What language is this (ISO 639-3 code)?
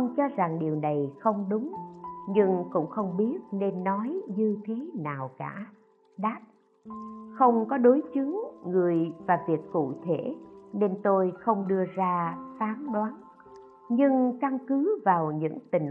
vie